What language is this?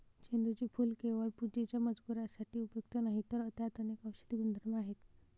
Marathi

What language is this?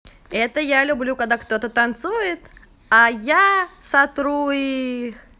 Russian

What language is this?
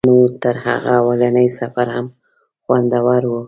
Pashto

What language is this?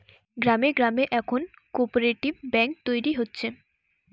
Bangla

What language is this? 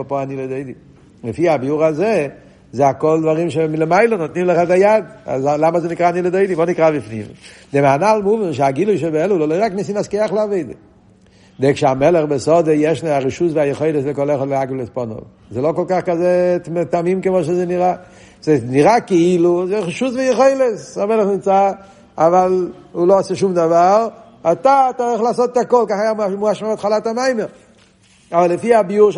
Hebrew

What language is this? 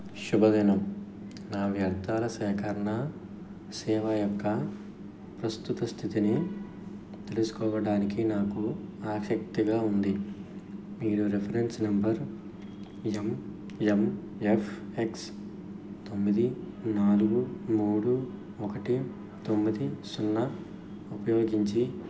Telugu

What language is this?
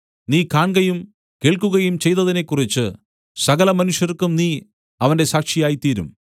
Malayalam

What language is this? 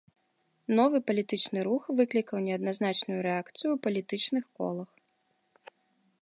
Belarusian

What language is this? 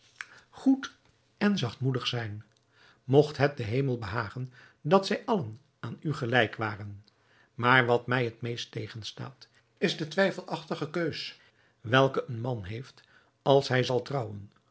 Dutch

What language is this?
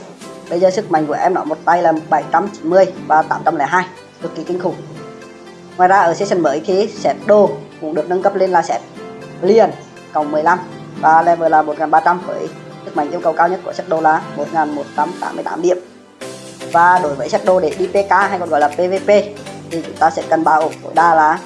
Vietnamese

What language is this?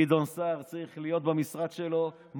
Hebrew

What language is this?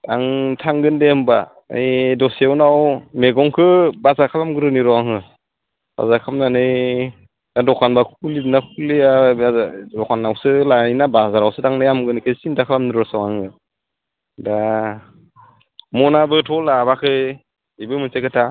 Bodo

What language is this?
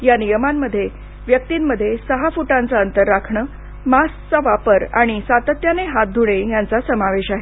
Marathi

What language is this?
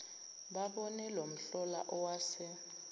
Zulu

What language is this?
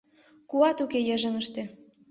Mari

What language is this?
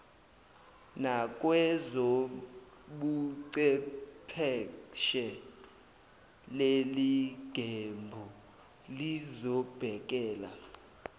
Zulu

